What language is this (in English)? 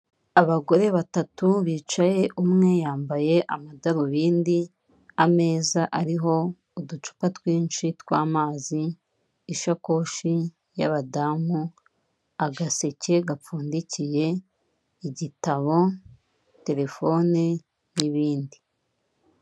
Kinyarwanda